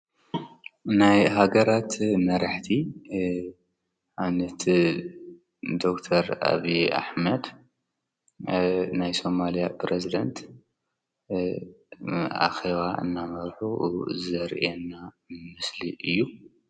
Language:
Tigrinya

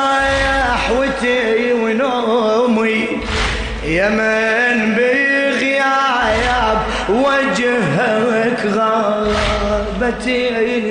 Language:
Arabic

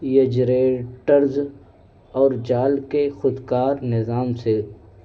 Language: Urdu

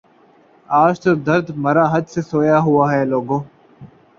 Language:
Urdu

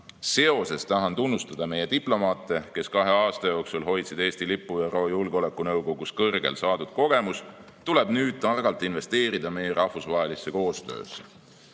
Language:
Estonian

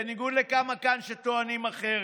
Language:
Hebrew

